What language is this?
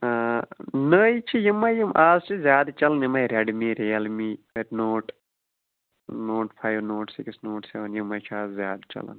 Kashmiri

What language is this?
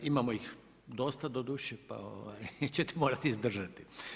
Croatian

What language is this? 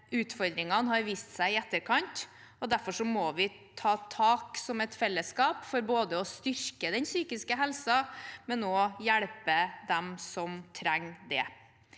Norwegian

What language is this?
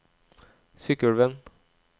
Norwegian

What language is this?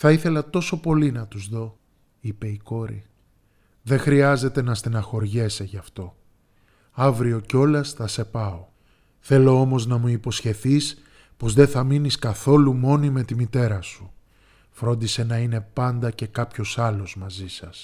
Greek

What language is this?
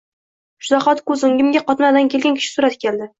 Uzbek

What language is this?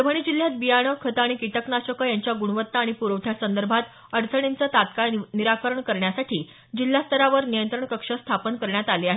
Marathi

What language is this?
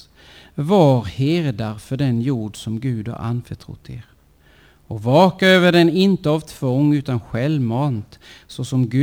Swedish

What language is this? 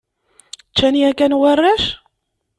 Kabyle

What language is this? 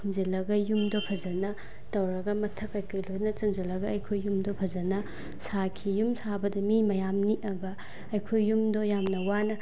Manipuri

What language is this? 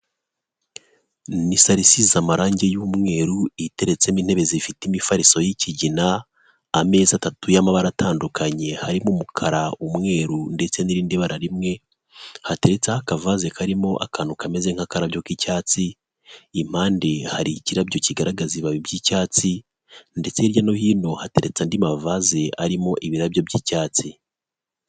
Kinyarwanda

